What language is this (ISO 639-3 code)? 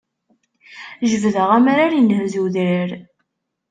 kab